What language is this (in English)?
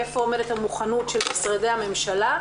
Hebrew